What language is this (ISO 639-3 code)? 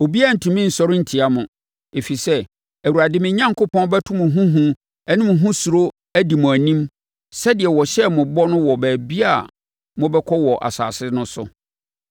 aka